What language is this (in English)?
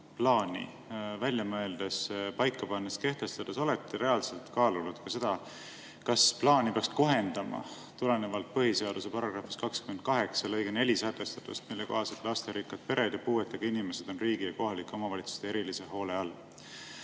Estonian